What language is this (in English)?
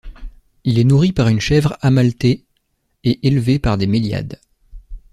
French